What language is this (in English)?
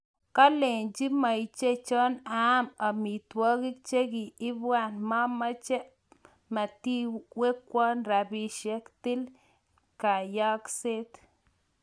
Kalenjin